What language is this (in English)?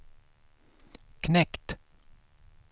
Swedish